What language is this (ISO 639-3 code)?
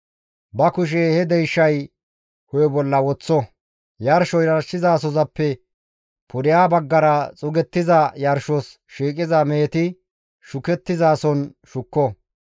gmv